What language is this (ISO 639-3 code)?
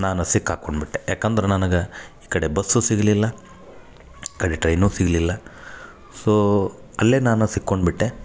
kan